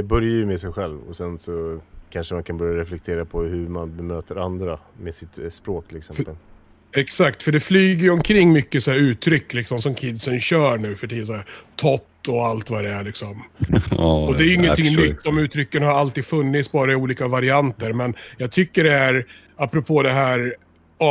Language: Swedish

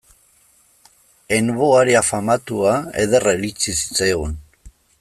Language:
Basque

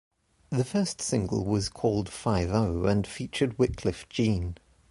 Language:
English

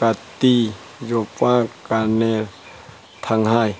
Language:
Manipuri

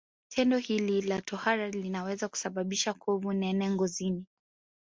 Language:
Swahili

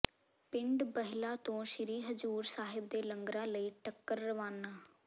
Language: Punjabi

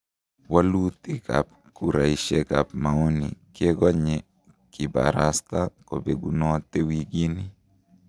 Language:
Kalenjin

